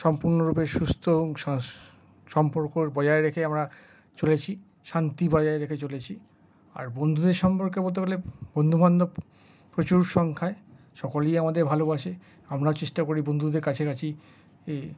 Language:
Bangla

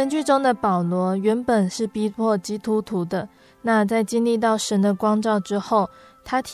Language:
Chinese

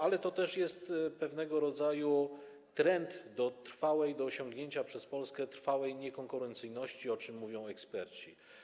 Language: Polish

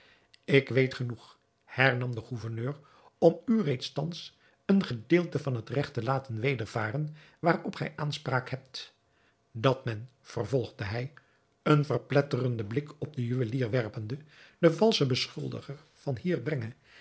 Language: Dutch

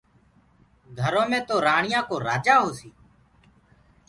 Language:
Gurgula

